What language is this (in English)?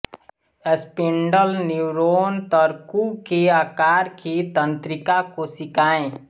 Hindi